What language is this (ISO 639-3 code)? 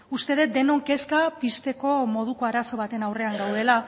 eus